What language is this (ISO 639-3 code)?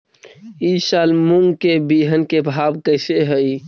mag